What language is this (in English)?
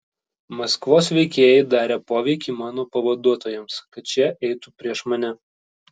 Lithuanian